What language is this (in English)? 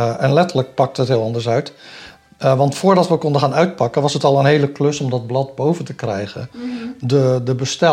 Dutch